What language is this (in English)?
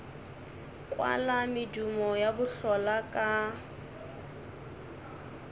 Northern Sotho